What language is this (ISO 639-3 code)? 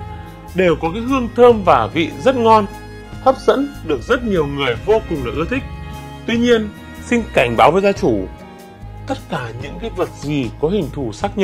vie